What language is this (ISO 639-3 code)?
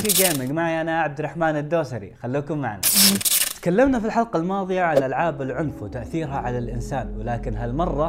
ara